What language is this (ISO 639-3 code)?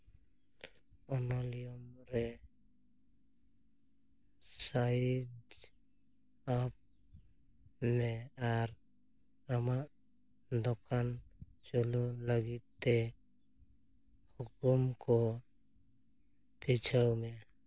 sat